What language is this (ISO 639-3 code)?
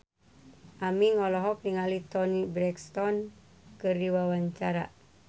sun